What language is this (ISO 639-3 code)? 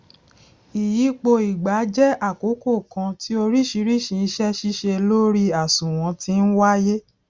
yor